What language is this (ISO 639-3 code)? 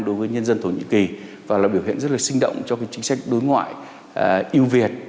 vie